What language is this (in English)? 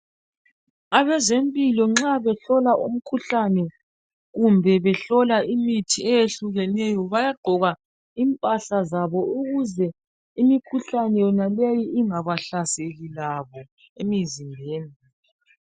North Ndebele